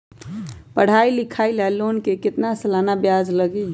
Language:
Magahi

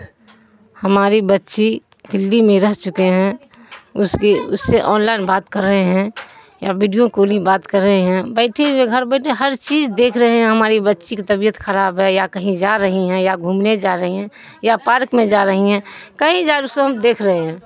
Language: Urdu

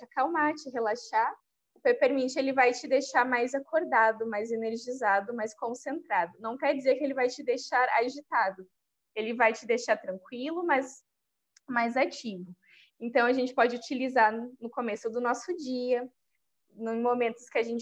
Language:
Portuguese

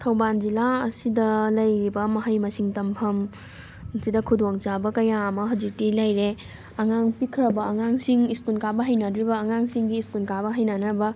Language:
Manipuri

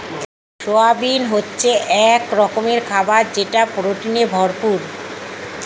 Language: Bangla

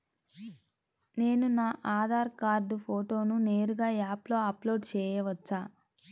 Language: Telugu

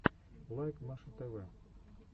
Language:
Russian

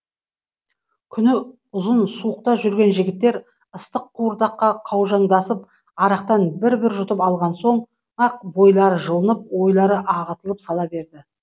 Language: Kazakh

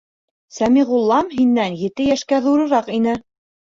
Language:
Bashkir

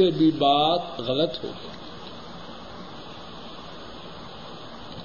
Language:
Urdu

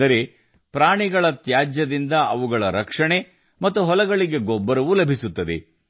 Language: Kannada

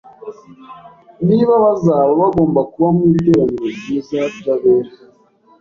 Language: Kinyarwanda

